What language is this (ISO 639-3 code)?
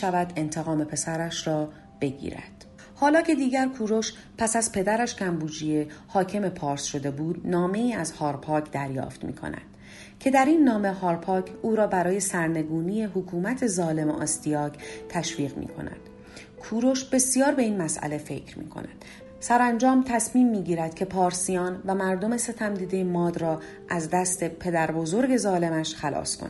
fas